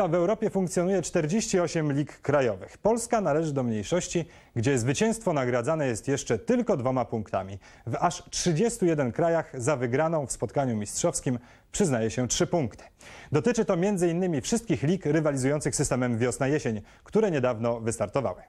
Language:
Polish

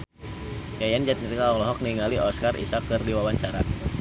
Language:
Sundanese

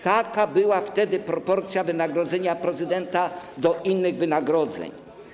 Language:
Polish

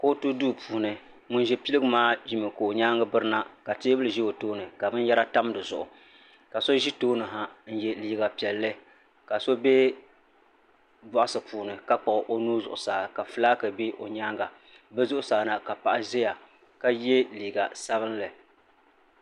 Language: Dagbani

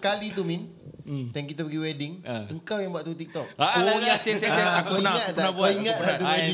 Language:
Malay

